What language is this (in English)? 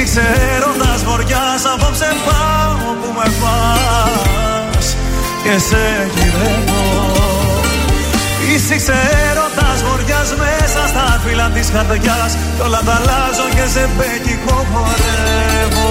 Greek